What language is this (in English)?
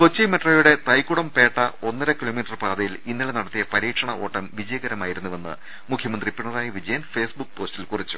Malayalam